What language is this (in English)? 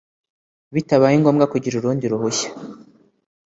Kinyarwanda